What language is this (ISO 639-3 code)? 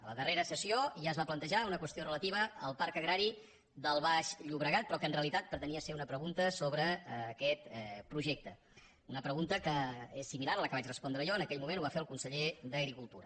cat